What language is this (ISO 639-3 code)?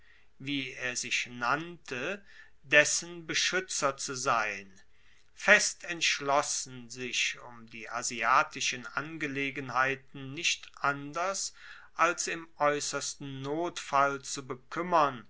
deu